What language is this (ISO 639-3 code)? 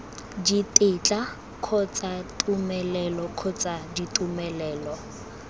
tsn